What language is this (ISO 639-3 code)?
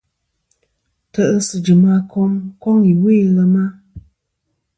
bkm